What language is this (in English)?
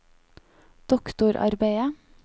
Norwegian